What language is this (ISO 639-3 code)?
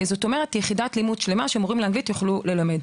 heb